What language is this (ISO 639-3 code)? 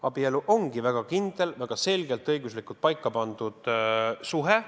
est